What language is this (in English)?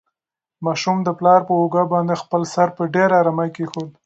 Pashto